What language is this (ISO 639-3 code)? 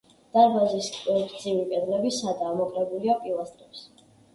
kat